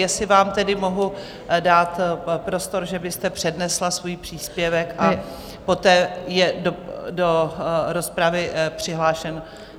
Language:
Czech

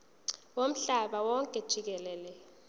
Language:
Zulu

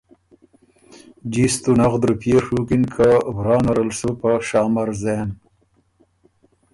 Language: Ormuri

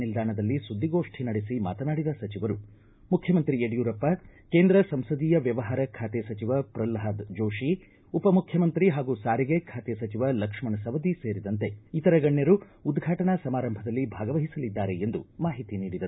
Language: Kannada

